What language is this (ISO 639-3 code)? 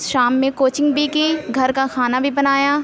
urd